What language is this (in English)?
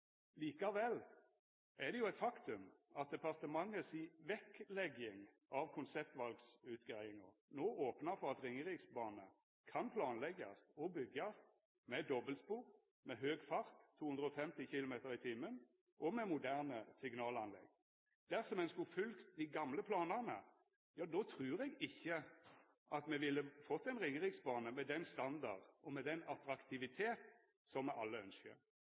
Norwegian Nynorsk